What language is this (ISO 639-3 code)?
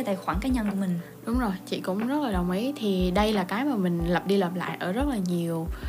vie